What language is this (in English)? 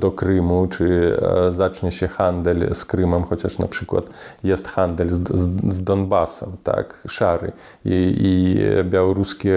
Polish